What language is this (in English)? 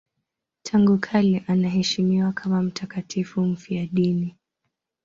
Swahili